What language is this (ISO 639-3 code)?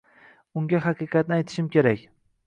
uzb